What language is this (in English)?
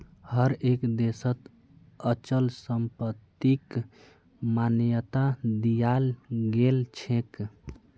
Magahi